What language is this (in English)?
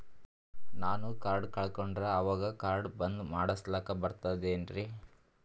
Kannada